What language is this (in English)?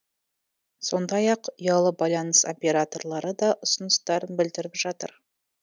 Kazakh